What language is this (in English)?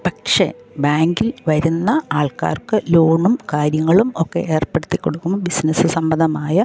Malayalam